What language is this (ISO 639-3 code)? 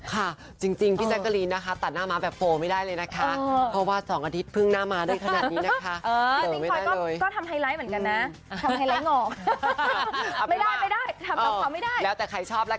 tha